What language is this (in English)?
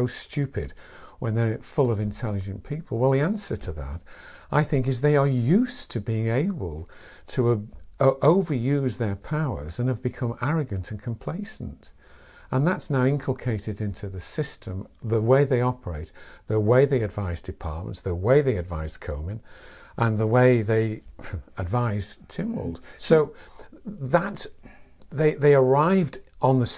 English